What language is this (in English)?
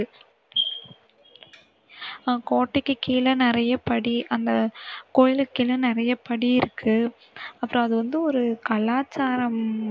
Tamil